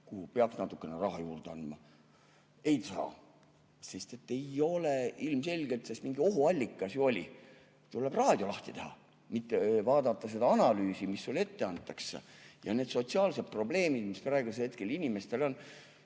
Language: Estonian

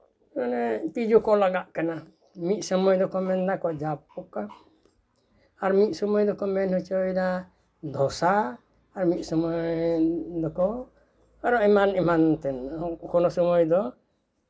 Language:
Santali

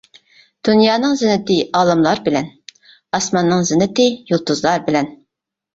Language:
Uyghur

